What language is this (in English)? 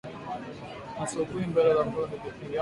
Swahili